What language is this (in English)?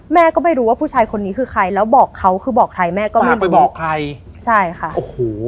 Thai